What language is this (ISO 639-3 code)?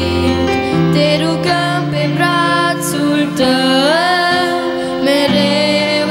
ron